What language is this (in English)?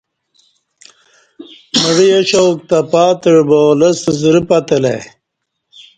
Kati